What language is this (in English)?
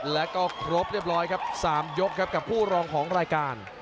Thai